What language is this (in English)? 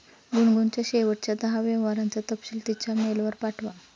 Marathi